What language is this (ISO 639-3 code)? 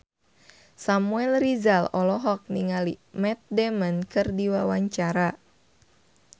sun